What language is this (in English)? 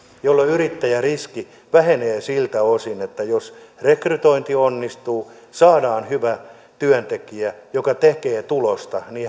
Finnish